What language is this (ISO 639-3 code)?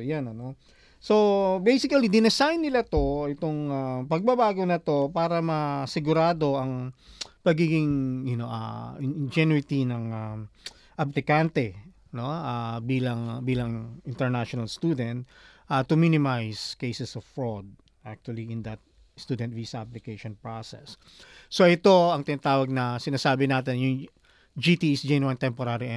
fil